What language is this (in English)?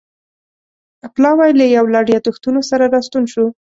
Pashto